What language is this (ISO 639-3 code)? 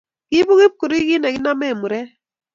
kln